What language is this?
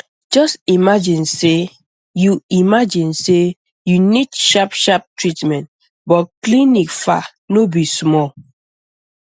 Nigerian Pidgin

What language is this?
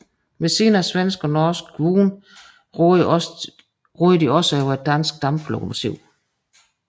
Danish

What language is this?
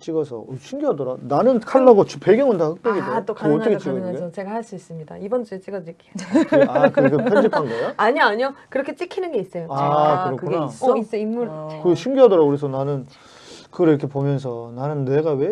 Korean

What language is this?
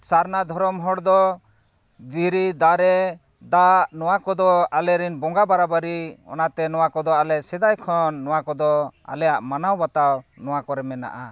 Santali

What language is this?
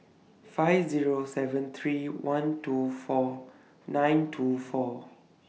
English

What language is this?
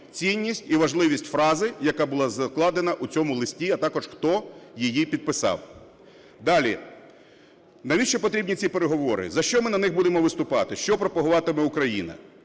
Ukrainian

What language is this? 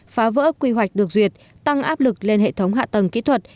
Vietnamese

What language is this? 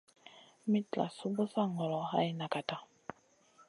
Masana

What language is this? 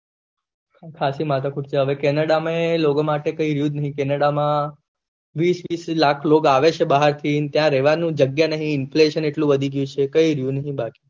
Gujarati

